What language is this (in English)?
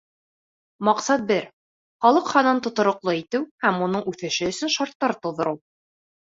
Bashkir